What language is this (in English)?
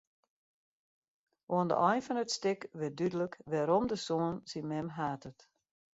Western Frisian